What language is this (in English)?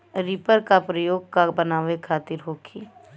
Bhojpuri